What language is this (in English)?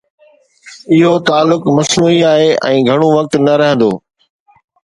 Sindhi